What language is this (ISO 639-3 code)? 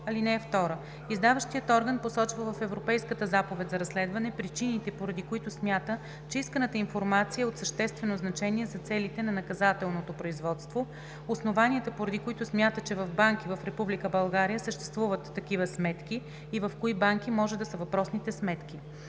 bul